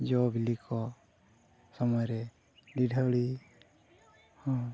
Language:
Santali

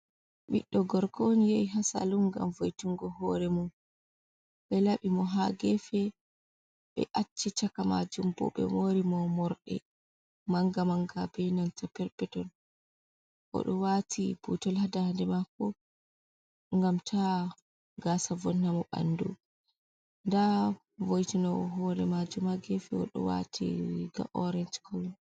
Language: Fula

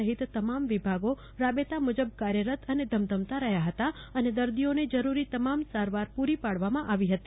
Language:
Gujarati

